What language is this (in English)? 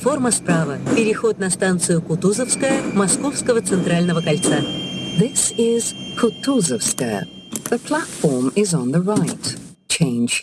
Russian